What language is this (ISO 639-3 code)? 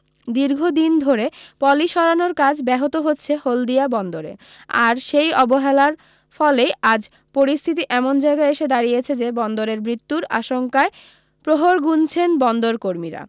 ben